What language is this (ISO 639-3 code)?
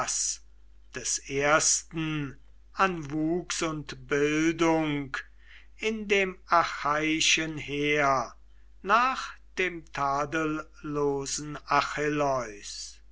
deu